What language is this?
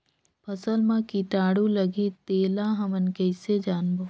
Chhattisgarhi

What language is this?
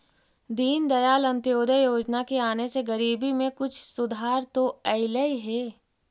Magahi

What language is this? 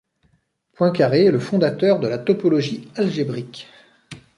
French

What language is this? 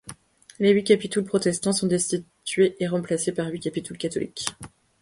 French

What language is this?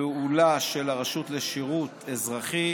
Hebrew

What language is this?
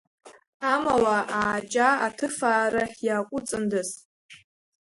Abkhazian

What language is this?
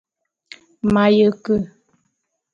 Bulu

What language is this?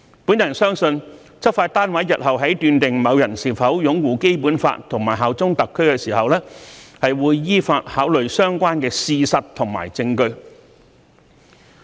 Cantonese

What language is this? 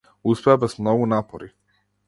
Macedonian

